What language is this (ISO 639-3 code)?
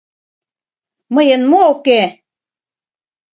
chm